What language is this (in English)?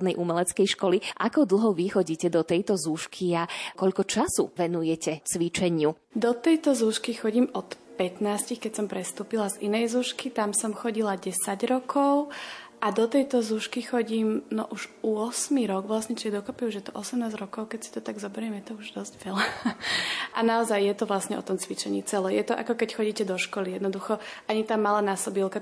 Slovak